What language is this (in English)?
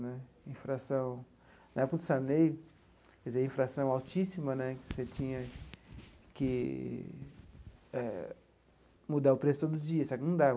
Portuguese